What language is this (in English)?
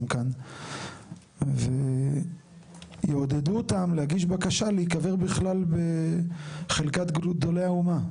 Hebrew